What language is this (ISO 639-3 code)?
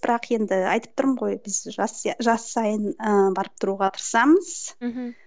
kaz